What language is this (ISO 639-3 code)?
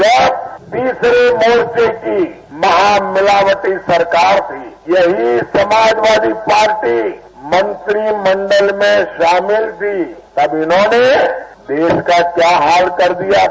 hin